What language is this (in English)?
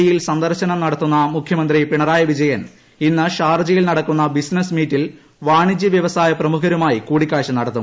Malayalam